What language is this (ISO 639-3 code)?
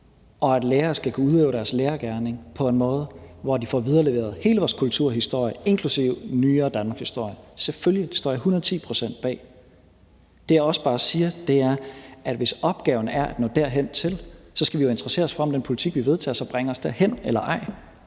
dan